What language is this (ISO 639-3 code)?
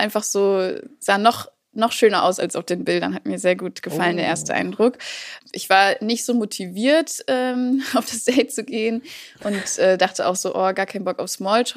deu